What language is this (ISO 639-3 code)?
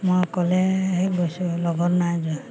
asm